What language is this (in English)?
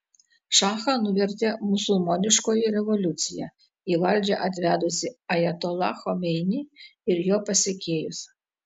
Lithuanian